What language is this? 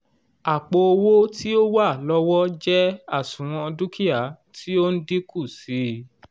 Yoruba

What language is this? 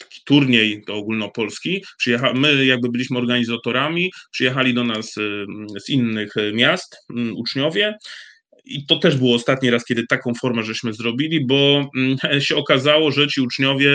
Polish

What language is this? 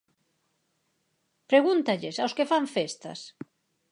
Galician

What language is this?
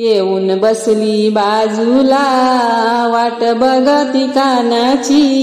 Marathi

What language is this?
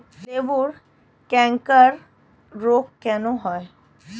Bangla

